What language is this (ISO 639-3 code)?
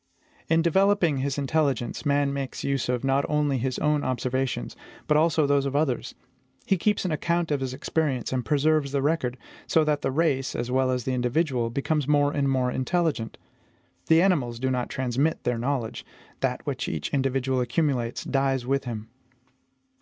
eng